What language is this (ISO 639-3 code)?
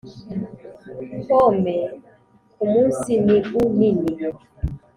kin